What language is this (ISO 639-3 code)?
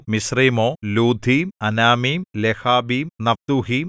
mal